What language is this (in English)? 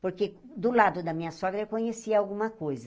Portuguese